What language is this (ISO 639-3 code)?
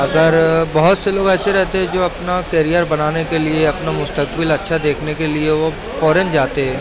urd